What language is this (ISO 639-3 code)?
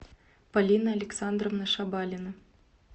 rus